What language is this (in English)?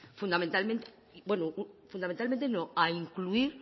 Spanish